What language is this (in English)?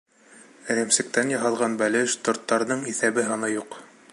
Bashkir